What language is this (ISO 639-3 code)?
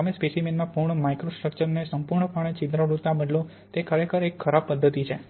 guj